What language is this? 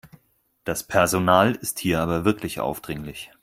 German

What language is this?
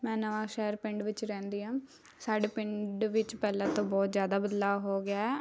Punjabi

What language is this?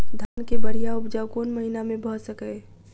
Maithili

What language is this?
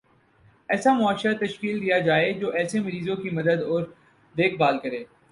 Urdu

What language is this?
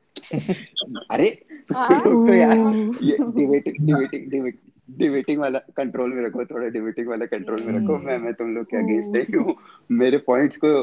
Hindi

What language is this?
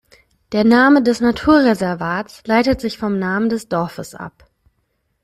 German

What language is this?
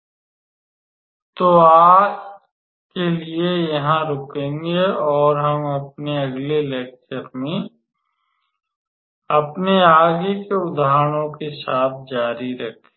Hindi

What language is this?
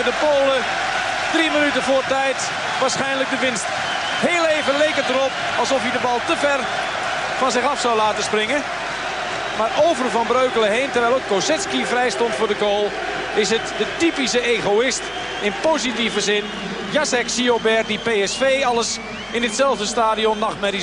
Dutch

